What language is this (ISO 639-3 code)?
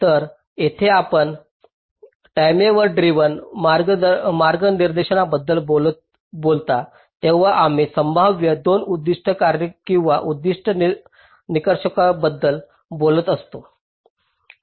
mar